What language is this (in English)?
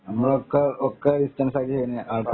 Malayalam